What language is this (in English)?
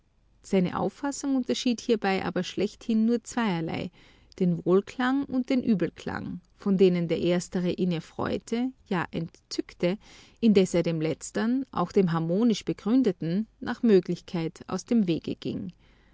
German